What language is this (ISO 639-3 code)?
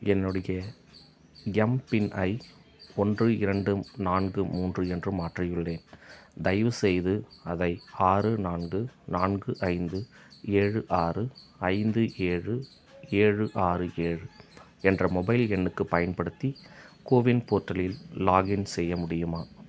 tam